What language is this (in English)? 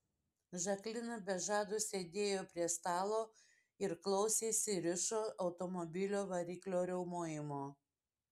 Lithuanian